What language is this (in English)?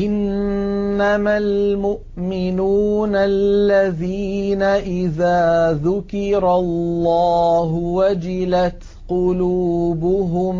Arabic